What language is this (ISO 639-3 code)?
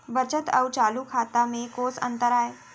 hne